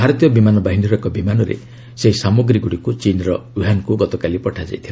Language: Odia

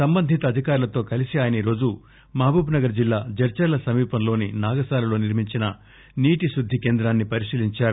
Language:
Telugu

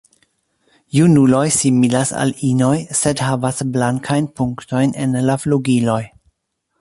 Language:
Esperanto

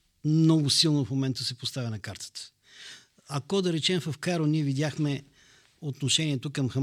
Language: Bulgarian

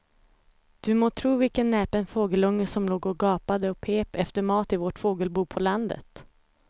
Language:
Swedish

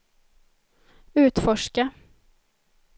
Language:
Swedish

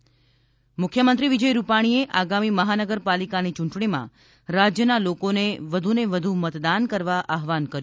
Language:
Gujarati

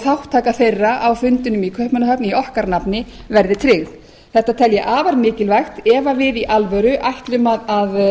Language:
Icelandic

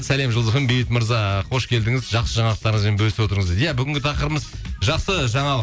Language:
Kazakh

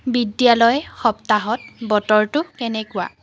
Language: Assamese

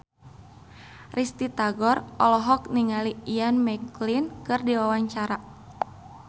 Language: Sundanese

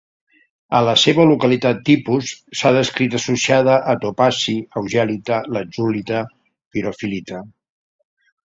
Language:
Catalan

